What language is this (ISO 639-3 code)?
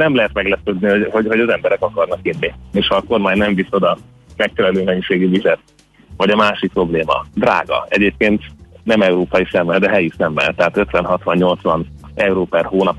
hun